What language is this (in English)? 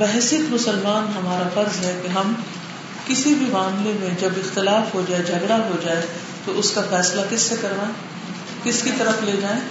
Urdu